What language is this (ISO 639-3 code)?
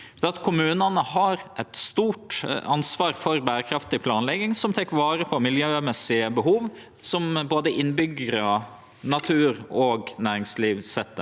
nor